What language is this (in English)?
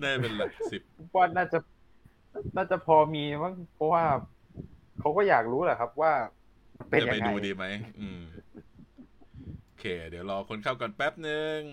Thai